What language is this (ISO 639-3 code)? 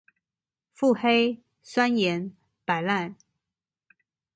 zho